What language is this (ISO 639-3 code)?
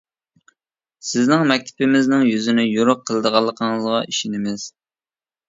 uig